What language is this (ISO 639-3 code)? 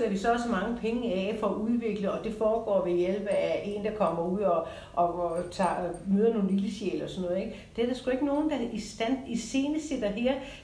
dan